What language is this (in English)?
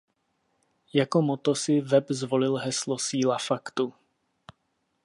Czech